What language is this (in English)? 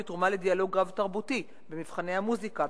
Hebrew